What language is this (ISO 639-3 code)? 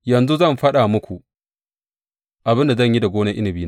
hau